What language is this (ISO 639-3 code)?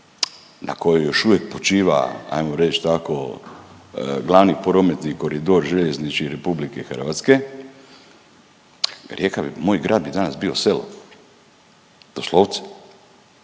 hrv